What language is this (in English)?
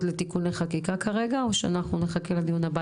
Hebrew